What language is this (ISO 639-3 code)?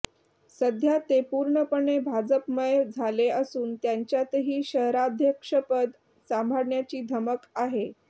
mar